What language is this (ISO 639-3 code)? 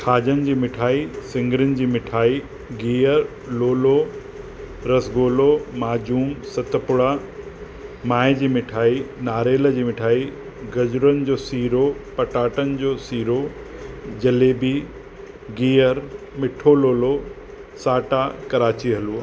snd